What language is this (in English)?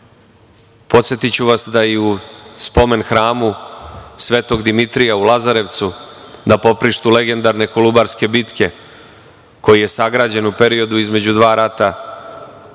Serbian